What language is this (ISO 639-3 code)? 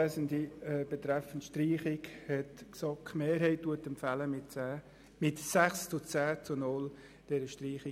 gsw